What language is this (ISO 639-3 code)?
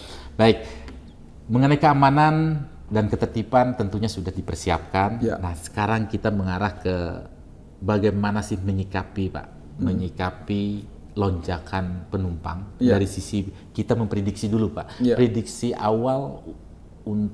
ind